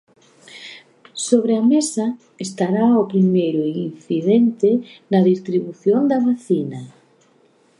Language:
Galician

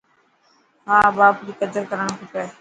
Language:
Dhatki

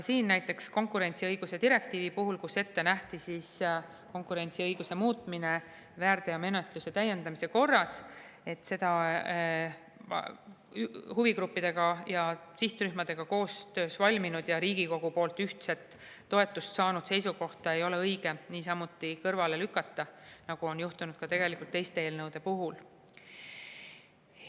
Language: Estonian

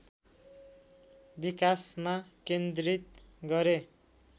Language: Nepali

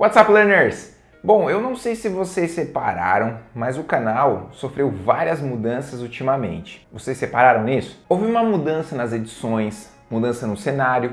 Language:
Portuguese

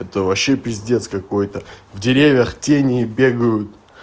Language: Russian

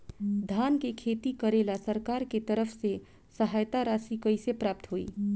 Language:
Bhojpuri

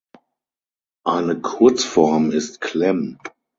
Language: German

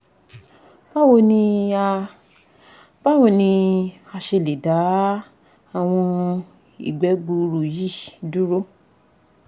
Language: Yoruba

